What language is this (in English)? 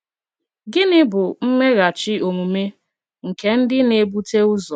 Igbo